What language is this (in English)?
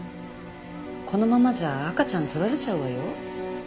Japanese